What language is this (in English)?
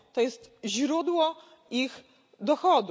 Polish